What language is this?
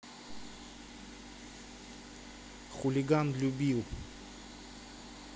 Russian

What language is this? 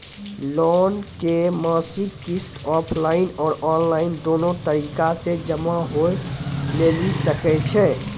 Maithili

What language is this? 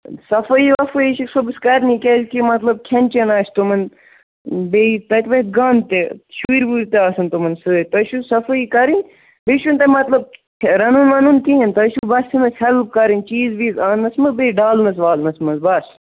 Kashmiri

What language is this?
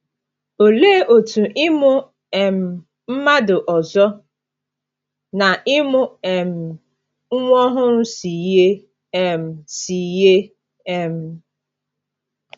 Igbo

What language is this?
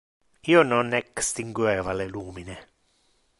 Interlingua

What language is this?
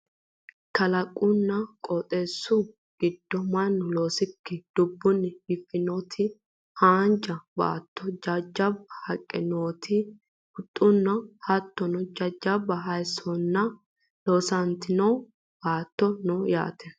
Sidamo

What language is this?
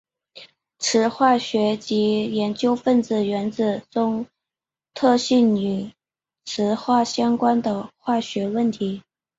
Chinese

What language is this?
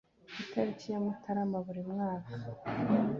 Kinyarwanda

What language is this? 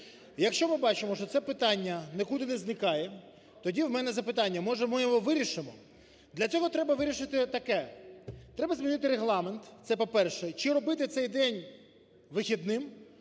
Ukrainian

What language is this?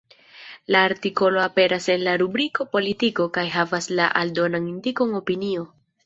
Esperanto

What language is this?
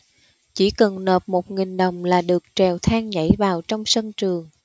Vietnamese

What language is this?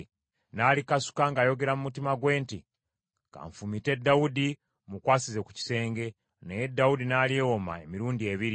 Ganda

